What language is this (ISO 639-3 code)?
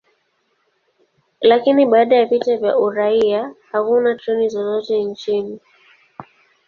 swa